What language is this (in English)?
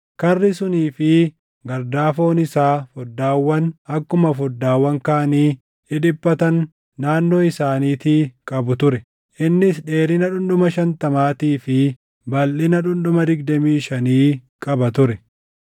Oromo